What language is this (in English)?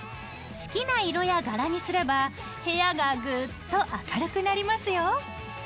Japanese